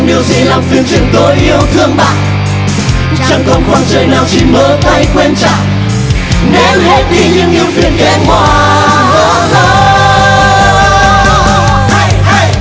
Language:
Vietnamese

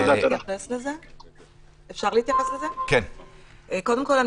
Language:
Hebrew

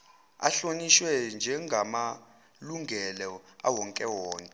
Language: Zulu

